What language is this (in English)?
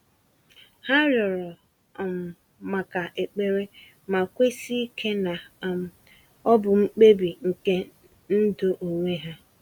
Igbo